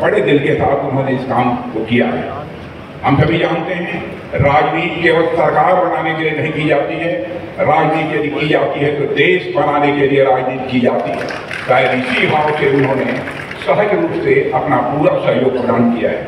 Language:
Hindi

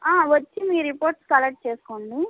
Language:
Telugu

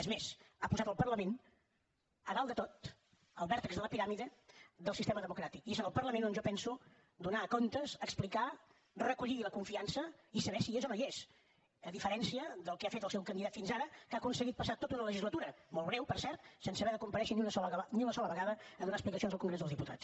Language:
Catalan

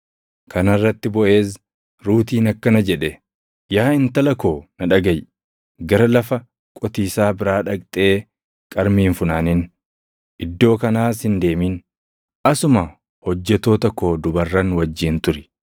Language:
Oromo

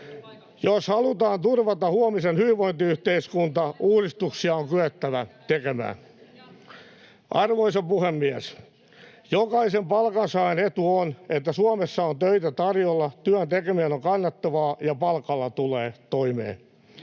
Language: Finnish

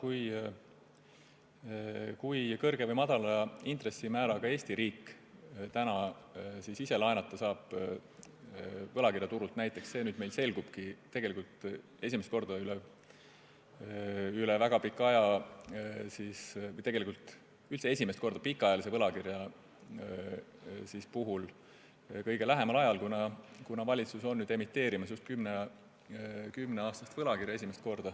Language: Estonian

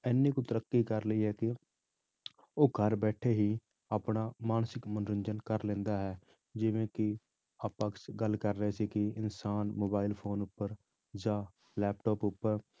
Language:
Punjabi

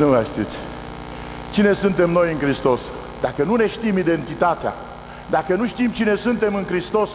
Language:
Romanian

